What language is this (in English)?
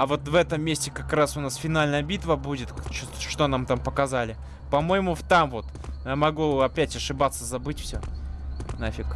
Russian